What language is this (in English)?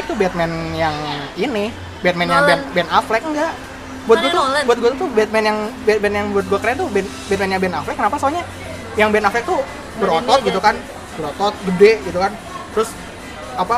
Indonesian